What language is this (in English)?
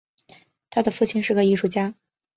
Chinese